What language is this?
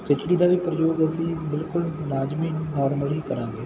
Punjabi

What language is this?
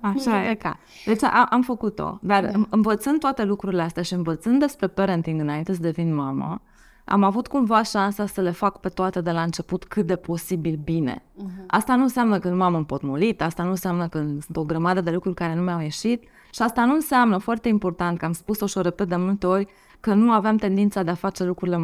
Romanian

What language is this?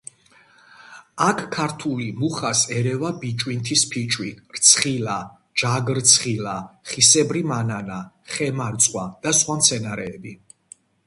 Georgian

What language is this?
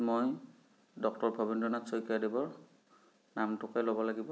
Assamese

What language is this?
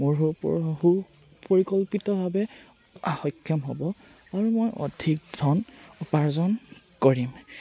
Assamese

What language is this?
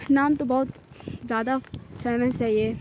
Urdu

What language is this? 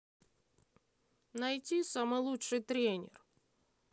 Russian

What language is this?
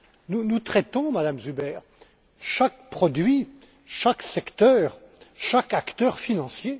French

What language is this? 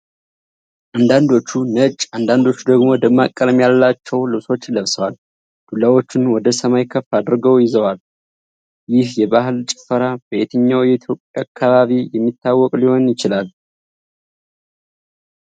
Amharic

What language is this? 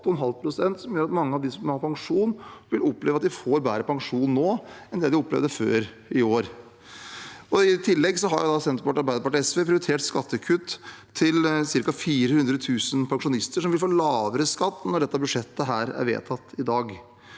Norwegian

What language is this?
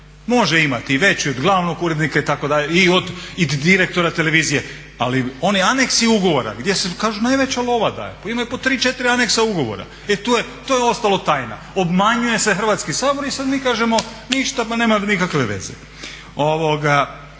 Croatian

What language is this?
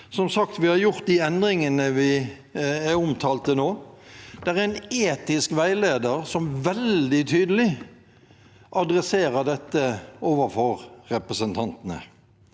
Norwegian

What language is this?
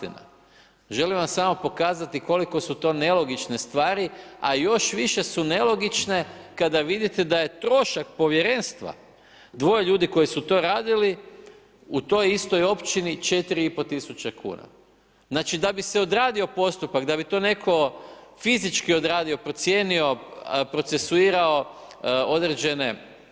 Croatian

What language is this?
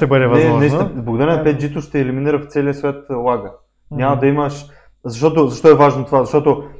Bulgarian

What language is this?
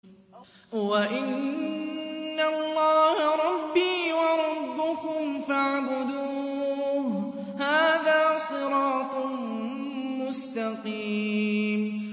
Arabic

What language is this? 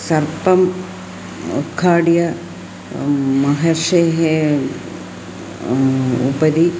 Sanskrit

